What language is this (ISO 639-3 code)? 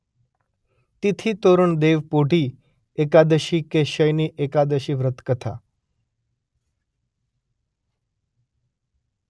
guj